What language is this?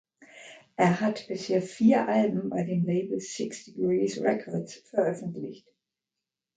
German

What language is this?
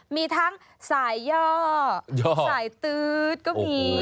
Thai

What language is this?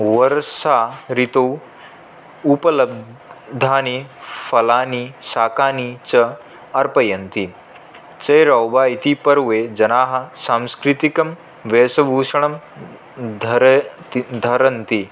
Sanskrit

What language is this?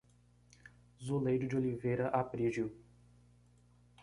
Portuguese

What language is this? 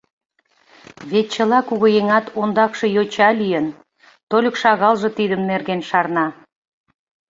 Mari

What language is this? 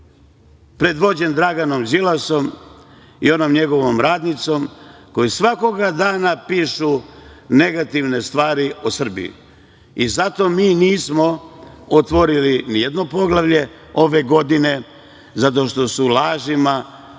Serbian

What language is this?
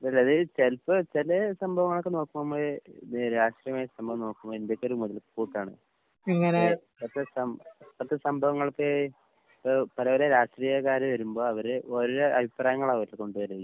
Malayalam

